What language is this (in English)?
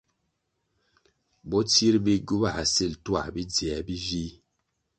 Kwasio